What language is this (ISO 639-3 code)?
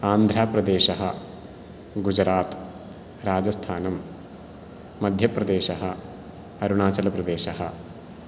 san